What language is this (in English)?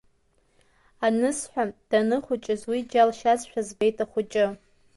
Abkhazian